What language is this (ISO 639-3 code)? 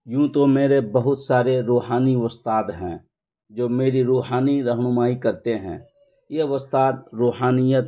urd